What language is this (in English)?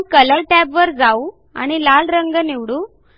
Marathi